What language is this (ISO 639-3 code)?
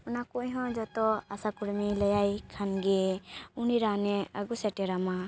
sat